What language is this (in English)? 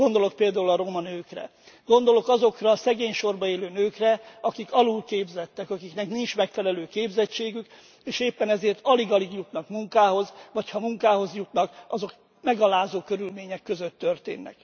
Hungarian